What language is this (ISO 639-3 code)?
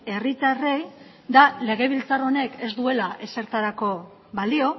eus